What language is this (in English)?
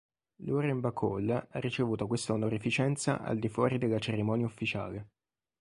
Italian